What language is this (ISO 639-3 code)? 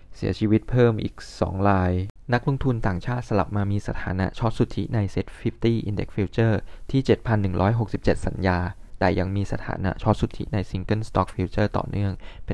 tha